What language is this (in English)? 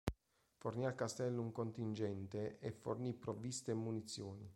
Italian